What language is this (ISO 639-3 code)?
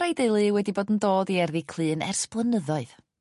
cym